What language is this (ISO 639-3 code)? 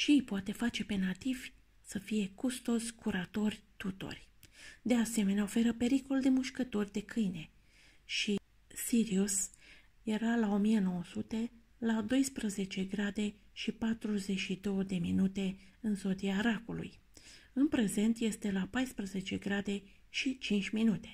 ron